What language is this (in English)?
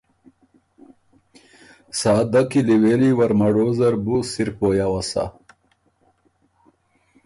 Ormuri